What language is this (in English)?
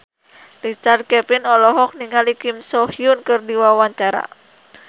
Sundanese